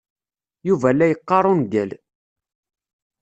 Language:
Kabyle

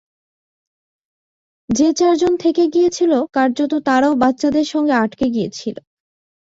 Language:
Bangla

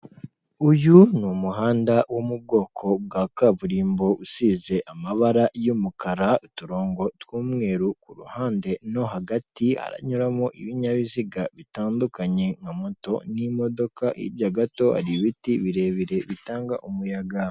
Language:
Kinyarwanda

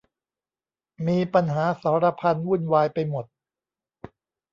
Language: Thai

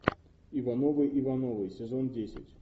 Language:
Russian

